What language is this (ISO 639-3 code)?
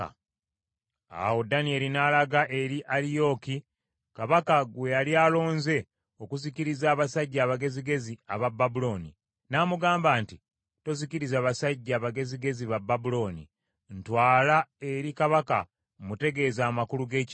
lug